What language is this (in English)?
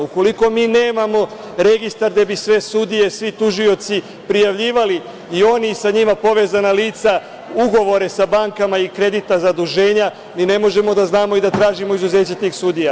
Serbian